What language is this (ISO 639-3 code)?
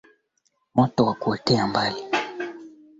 swa